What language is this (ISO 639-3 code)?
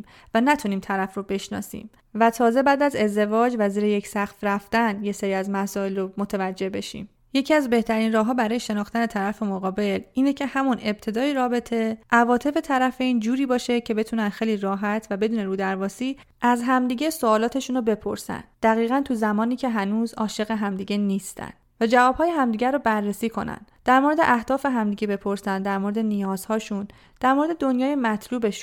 fas